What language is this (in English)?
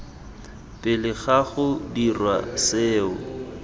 Tswana